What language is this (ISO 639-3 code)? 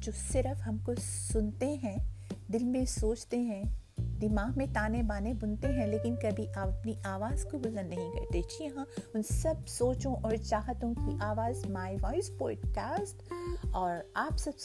urd